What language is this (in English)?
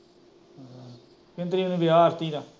Punjabi